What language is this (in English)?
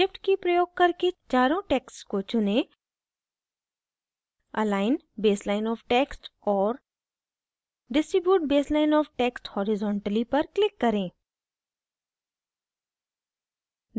Hindi